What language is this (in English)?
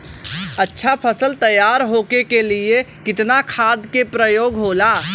Bhojpuri